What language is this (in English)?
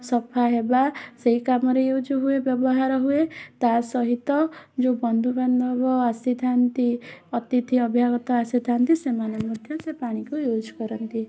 Odia